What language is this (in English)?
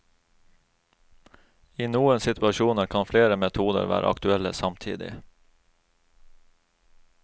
Norwegian